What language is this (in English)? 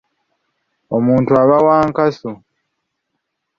Ganda